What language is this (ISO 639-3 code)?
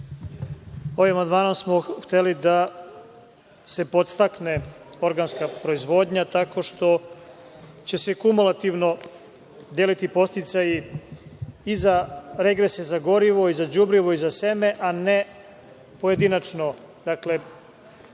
srp